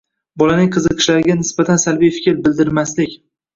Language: Uzbek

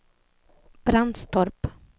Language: Swedish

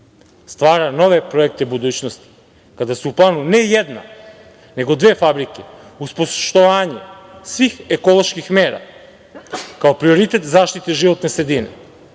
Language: Serbian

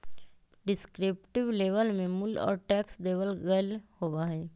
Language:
Magahi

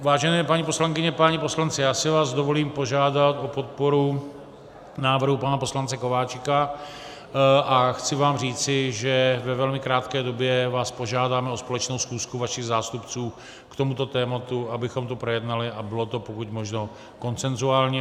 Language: Czech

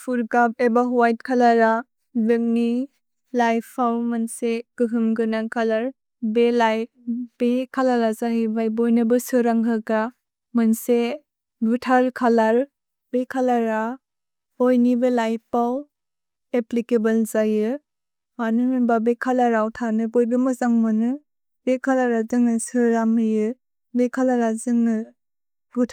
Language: Bodo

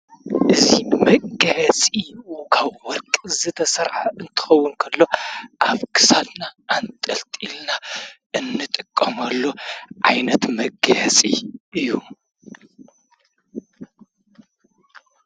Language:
Tigrinya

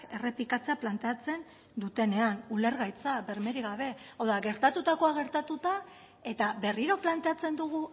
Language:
Basque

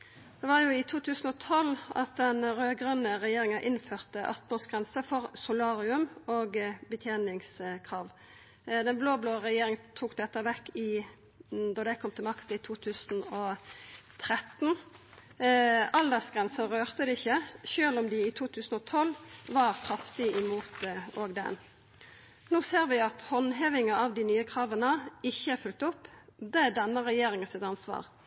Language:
Norwegian Nynorsk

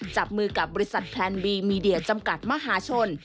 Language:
Thai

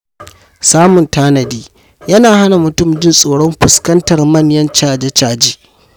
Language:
Hausa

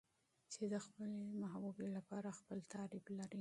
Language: Pashto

